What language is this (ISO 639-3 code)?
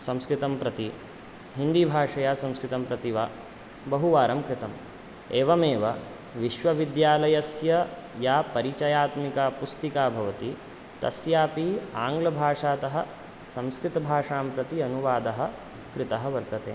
san